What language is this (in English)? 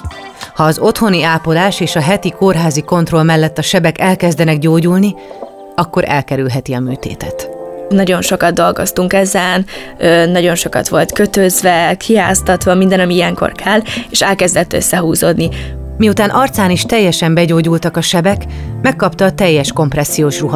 Hungarian